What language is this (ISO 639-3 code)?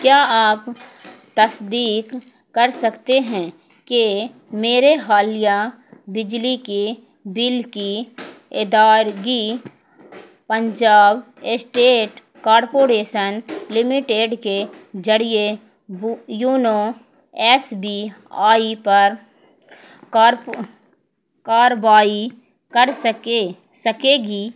urd